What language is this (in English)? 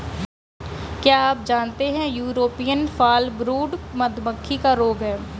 Hindi